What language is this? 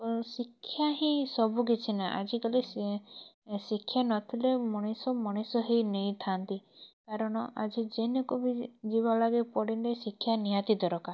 Odia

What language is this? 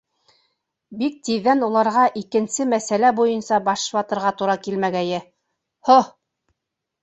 Bashkir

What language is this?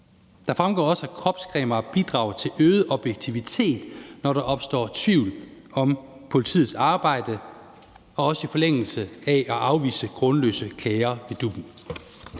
Danish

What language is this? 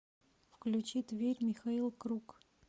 Russian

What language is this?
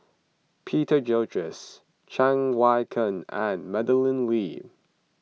English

